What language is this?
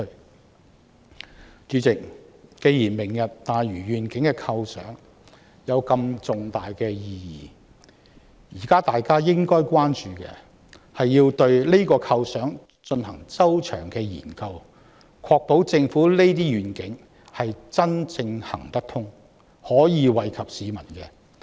Cantonese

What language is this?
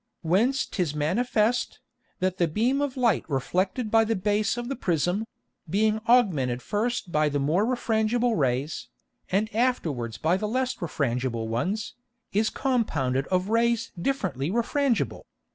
English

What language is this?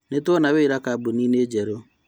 Kikuyu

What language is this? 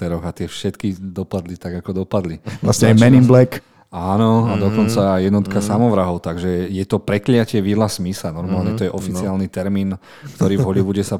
Slovak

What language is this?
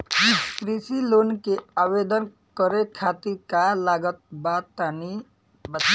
Bhojpuri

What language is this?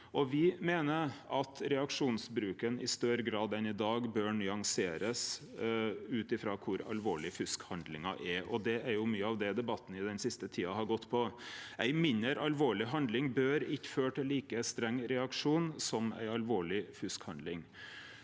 Norwegian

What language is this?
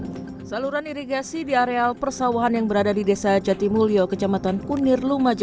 Indonesian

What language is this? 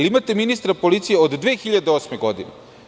Serbian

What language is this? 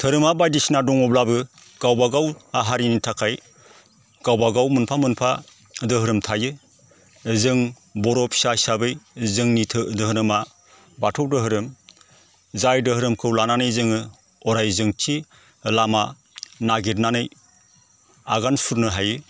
Bodo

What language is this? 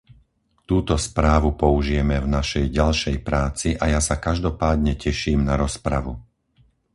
Slovak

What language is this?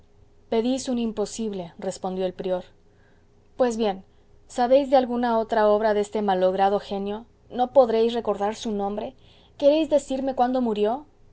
Spanish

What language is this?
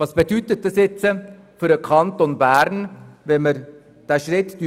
Swiss German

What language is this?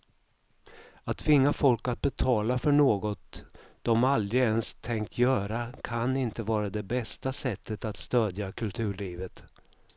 Swedish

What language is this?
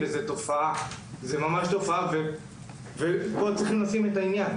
Hebrew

